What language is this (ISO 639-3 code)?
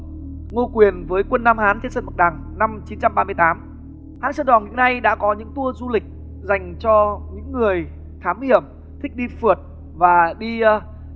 vie